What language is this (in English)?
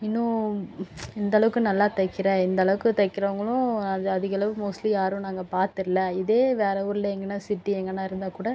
Tamil